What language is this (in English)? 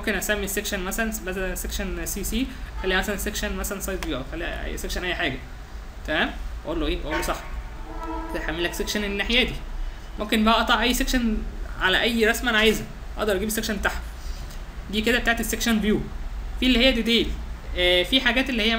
Arabic